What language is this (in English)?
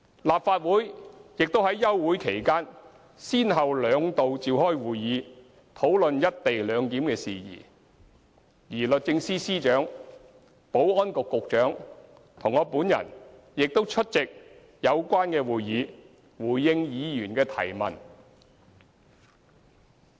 Cantonese